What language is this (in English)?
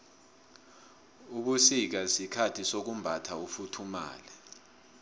South Ndebele